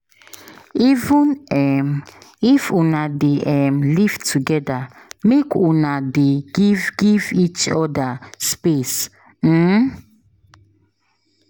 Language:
Nigerian Pidgin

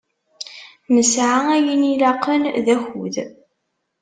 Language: Kabyle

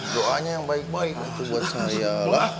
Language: Indonesian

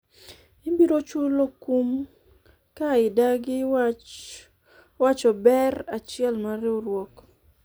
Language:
Luo (Kenya and Tanzania)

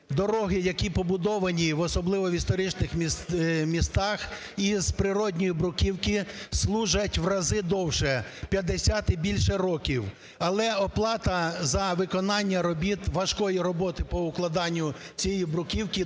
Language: Ukrainian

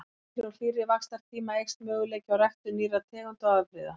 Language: Icelandic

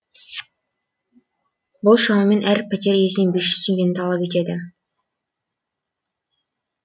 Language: Kazakh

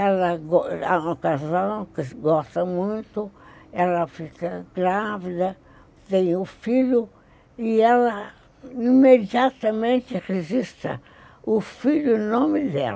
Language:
Portuguese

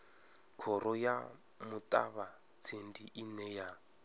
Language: Venda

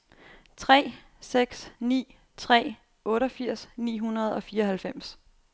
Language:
Danish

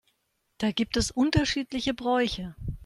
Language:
German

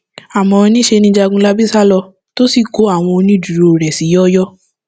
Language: Yoruba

